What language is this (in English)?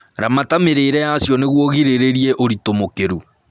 Kikuyu